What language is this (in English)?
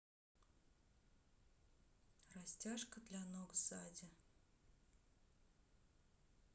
Russian